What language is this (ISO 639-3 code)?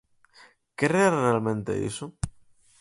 glg